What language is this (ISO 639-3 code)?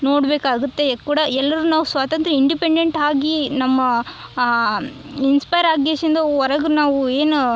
kan